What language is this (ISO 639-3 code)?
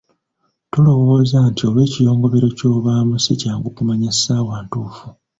lug